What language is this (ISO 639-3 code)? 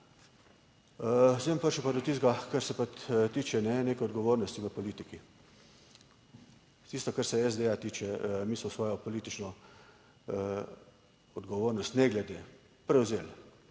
slv